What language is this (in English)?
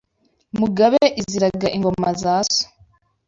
Kinyarwanda